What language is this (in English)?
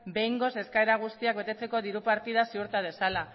Basque